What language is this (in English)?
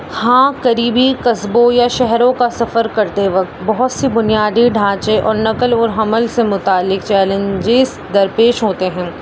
Urdu